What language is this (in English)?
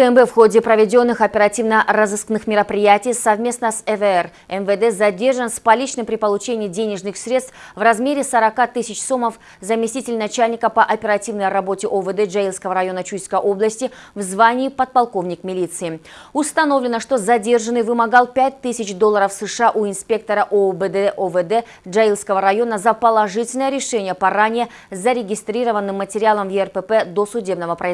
Russian